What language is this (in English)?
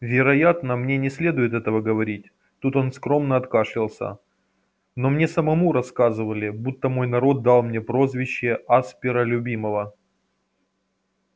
Russian